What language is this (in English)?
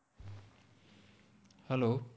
Gujarati